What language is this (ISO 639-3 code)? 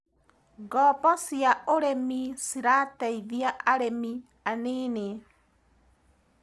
kik